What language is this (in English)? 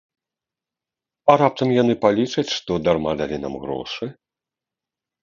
Belarusian